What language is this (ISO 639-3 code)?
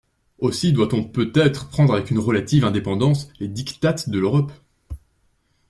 fra